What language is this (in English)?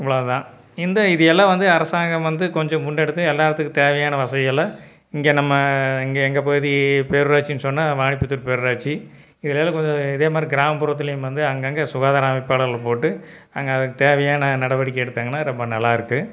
Tamil